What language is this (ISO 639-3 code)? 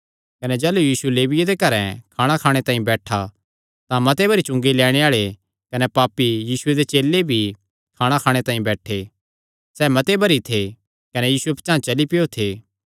xnr